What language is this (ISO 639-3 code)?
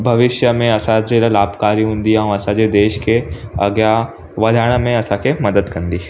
snd